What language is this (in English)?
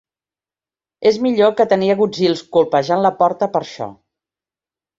Catalan